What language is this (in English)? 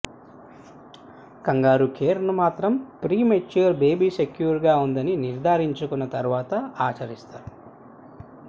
Telugu